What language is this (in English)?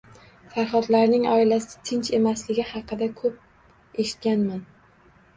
Uzbek